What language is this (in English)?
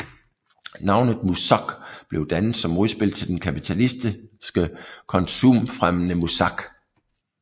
Danish